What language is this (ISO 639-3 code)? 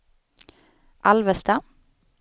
swe